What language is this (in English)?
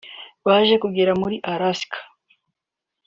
Kinyarwanda